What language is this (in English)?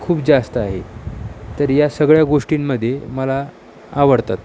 Marathi